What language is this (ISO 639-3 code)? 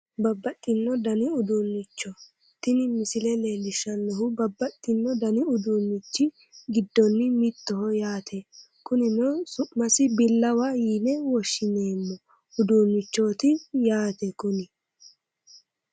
sid